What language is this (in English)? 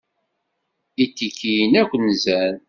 Kabyle